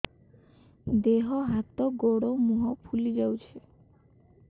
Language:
Odia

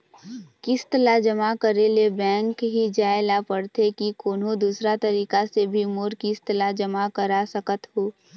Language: Chhattisgarhi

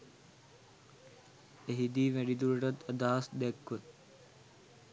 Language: Sinhala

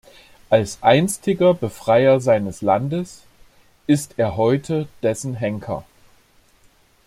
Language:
German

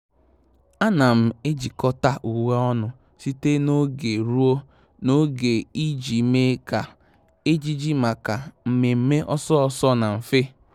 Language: Igbo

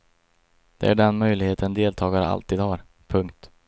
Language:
Swedish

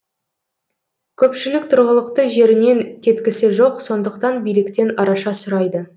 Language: Kazakh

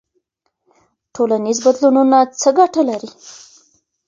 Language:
Pashto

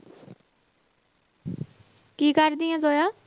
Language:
Punjabi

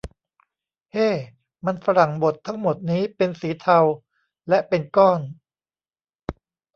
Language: Thai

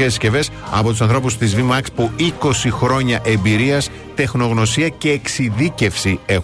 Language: Greek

